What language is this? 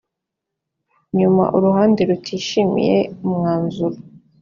Kinyarwanda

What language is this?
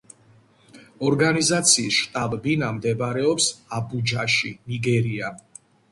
Georgian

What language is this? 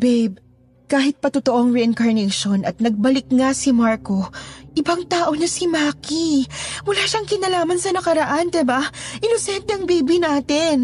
Filipino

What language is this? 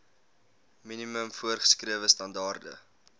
Afrikaans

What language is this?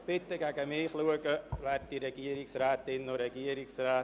Swiss German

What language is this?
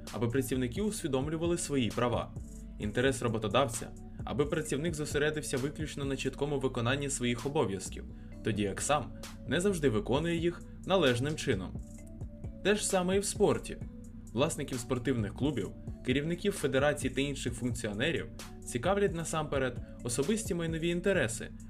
Ukrainian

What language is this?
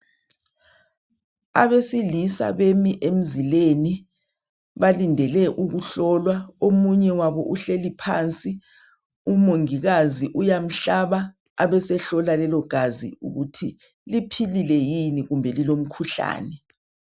North Ndebele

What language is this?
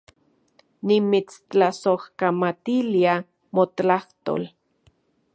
Central Puebla Nahuatl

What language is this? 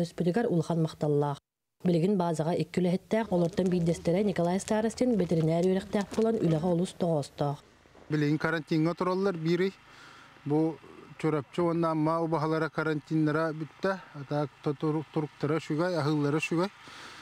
Turkish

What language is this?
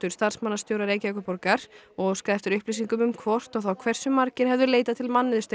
Icelandic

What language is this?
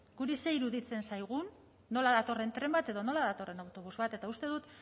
Basque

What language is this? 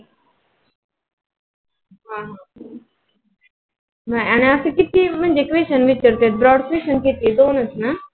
Marathi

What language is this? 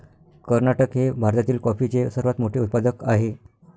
Marathi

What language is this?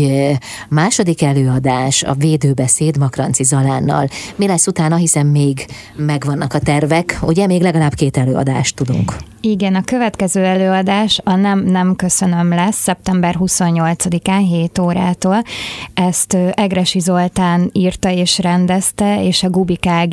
Hungarian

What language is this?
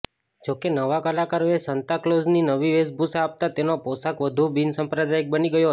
Gujarati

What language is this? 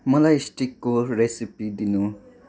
Nepali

